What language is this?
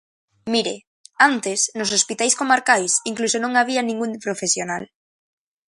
Galician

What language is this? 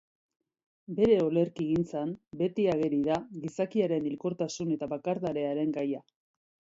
Basque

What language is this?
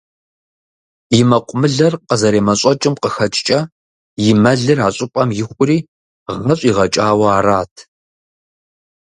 Kabardian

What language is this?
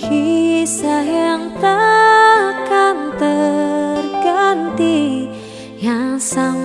Indonesian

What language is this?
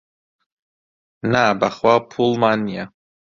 Central Kurdish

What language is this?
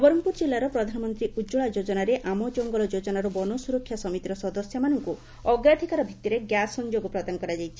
Odia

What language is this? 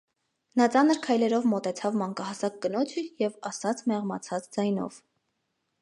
Armenian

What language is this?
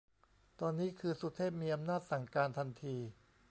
Thai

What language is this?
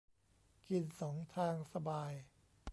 Thai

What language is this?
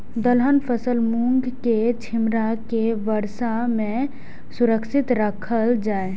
Maithili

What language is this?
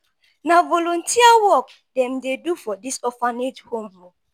Nigerian Pidgin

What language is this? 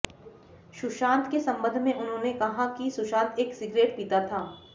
Hindi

